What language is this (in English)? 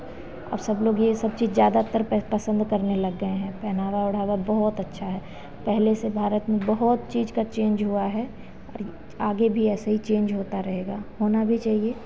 Hindi